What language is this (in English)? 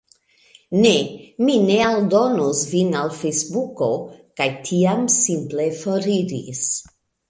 Esperanto